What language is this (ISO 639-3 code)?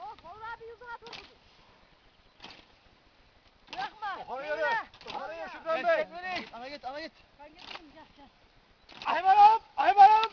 tur